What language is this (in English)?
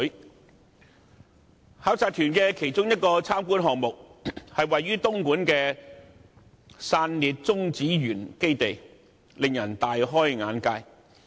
Cantonese